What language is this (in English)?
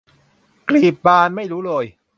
Thai